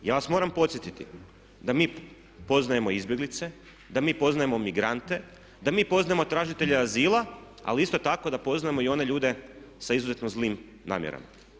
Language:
Croatian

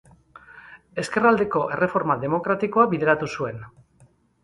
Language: Basque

